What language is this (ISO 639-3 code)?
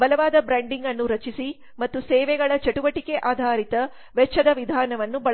kan